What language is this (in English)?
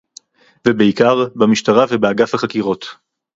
Hebrew